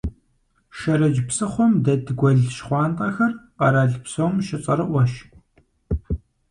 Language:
Kabardian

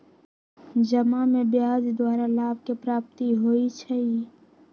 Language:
Magahi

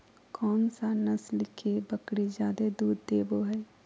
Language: Magahi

